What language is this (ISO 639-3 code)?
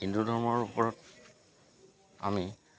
asm